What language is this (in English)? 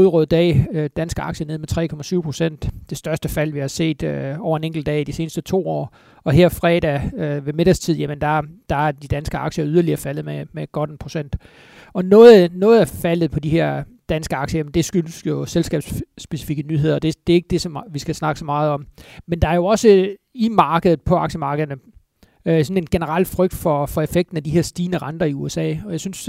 Danish